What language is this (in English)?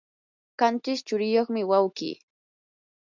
Yanahuanca Pasco Quechua